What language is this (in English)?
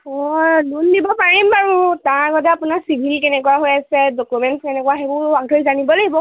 Assamese